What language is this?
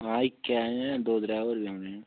Dogri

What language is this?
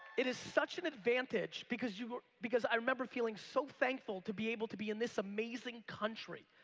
English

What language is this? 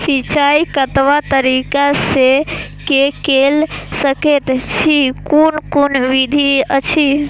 Maithili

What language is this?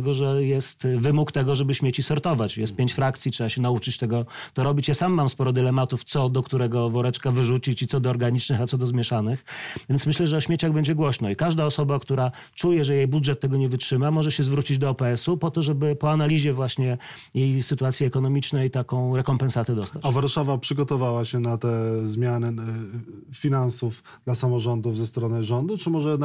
Polish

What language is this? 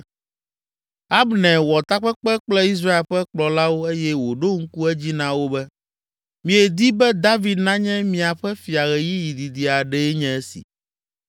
Ewe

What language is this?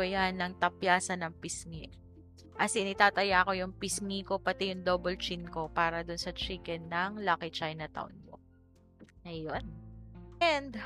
Filipino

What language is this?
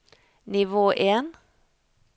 Norwegian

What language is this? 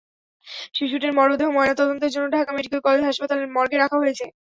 Bangla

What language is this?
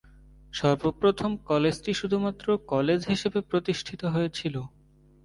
Bangla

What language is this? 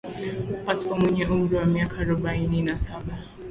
Swahili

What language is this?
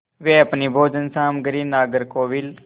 Hindi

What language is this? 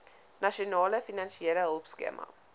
Afrikaans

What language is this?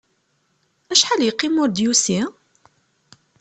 Kabyle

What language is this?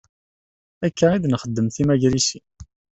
Kabyle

